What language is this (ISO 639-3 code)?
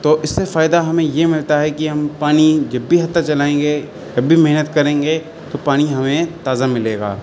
urd